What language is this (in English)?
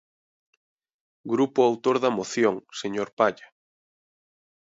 Galician